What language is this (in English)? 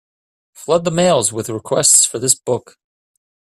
English